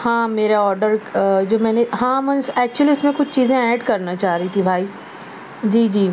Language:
Urdu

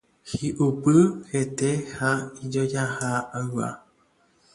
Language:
Guarani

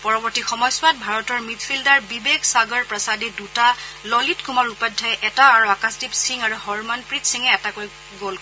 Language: Assamese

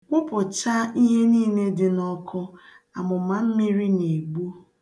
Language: Igbo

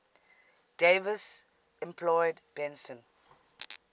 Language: English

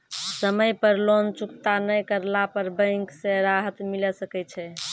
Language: Maithili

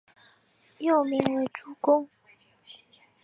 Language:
Chinese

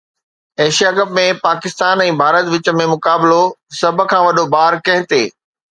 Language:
Sindhi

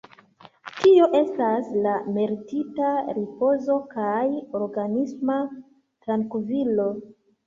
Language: Esperanto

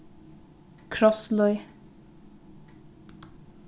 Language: Faroese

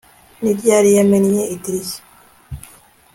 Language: Kinyarwanda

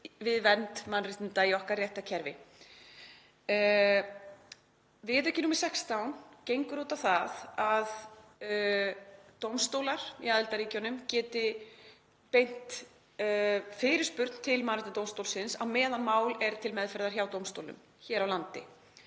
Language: Icelandic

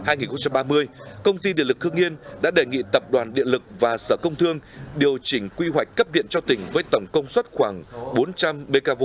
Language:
Vietnamese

